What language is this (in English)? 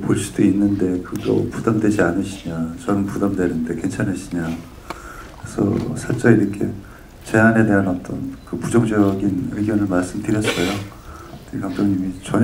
Korean